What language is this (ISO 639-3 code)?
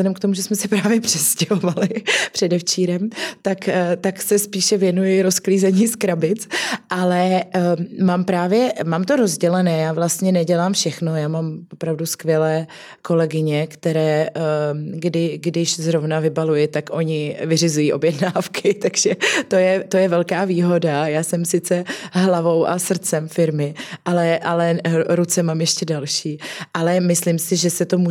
ces